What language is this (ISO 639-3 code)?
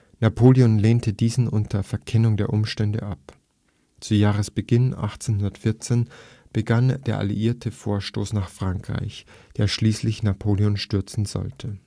deu